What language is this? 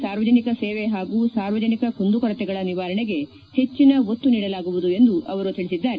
Kannada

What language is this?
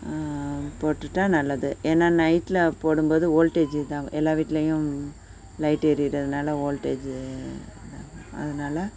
Tamil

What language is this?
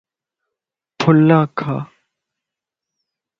Lasi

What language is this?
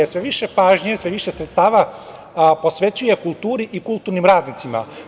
Serbian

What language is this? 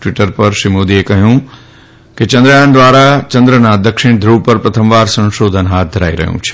Gujarati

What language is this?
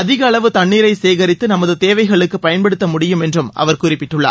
Tamil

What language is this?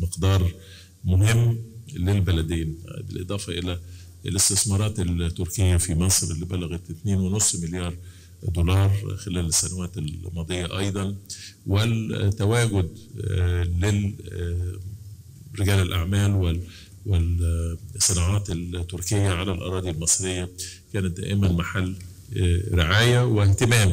Arabic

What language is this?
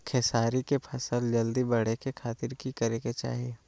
Magahi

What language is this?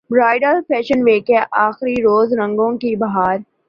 Urdu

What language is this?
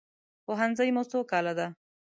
Pashto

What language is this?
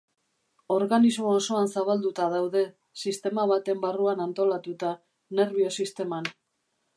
Basque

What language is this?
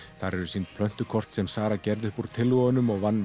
Icelandic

